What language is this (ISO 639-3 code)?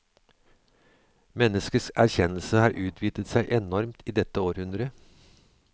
nor